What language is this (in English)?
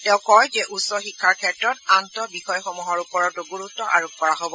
Assamese